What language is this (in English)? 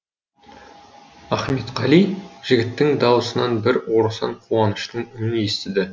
Kazakh